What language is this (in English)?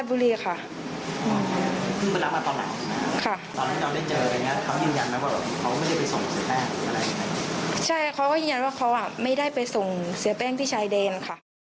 Thai